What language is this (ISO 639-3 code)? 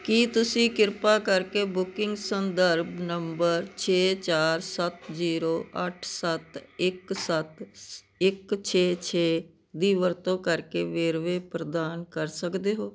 pan